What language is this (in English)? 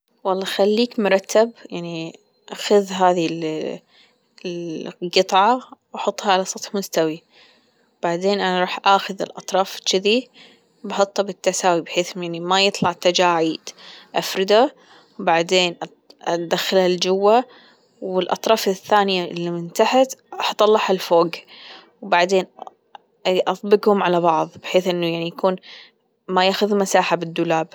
Gulf Arabic